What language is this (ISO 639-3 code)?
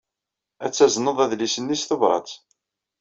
kab